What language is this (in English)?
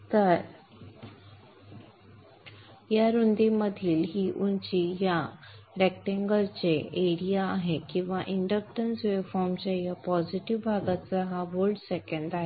Marathi